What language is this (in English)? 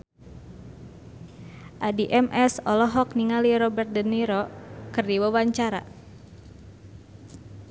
Sundanese